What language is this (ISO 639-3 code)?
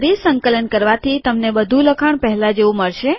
guj